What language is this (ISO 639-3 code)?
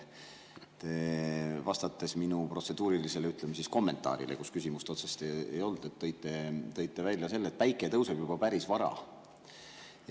est